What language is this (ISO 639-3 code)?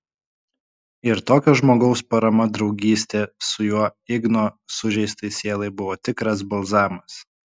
lit